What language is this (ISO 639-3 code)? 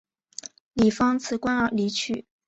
zho